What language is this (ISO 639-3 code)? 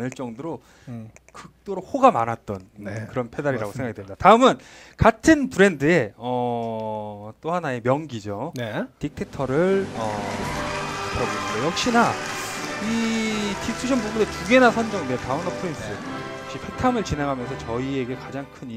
kor